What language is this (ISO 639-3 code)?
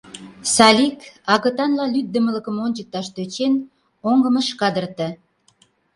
chm